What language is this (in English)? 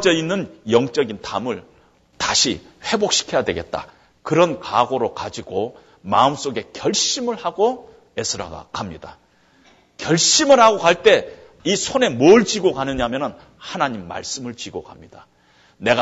Korean